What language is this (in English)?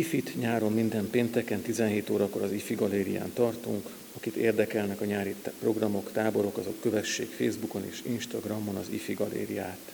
Hungarian